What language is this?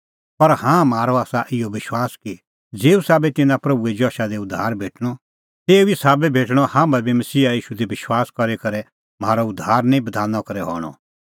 Kullu Pahari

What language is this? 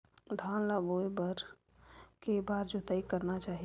Chhattisgarhi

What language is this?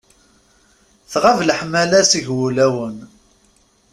Kabyle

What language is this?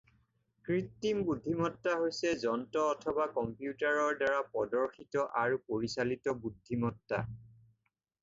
Assamese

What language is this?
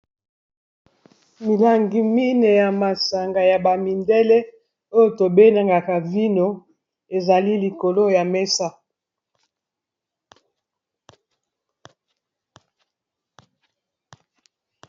Lingala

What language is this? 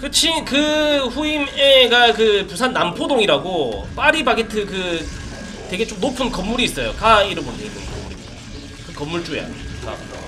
Korean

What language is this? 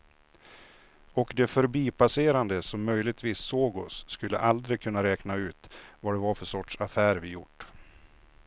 Swedish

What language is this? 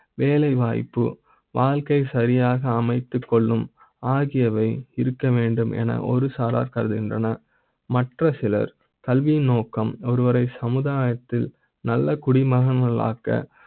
Tamil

